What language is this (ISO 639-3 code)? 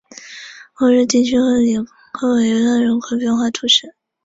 zho